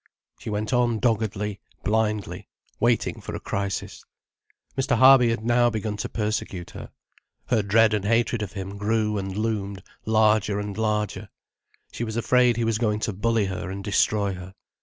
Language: English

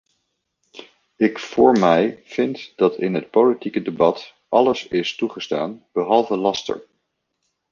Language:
Dutch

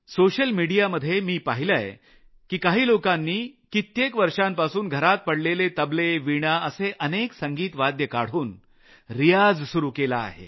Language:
Marathi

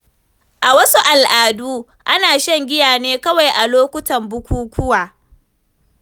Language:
Hausa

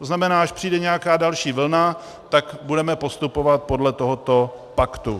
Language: Czech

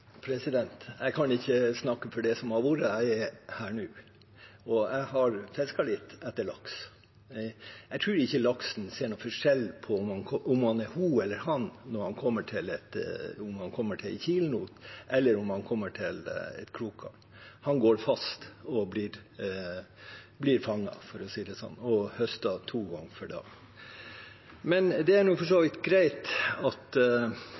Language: Norwegian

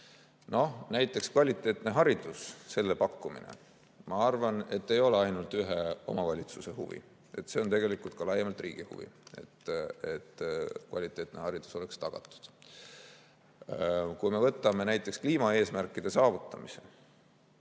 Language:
Estonian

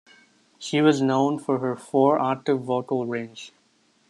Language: English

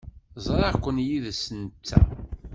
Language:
Kabyle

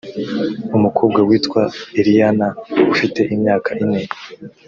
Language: Kinyarwanda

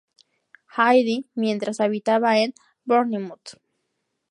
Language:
Spanish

